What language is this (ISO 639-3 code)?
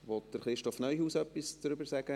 gsw